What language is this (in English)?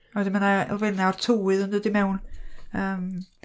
Welsh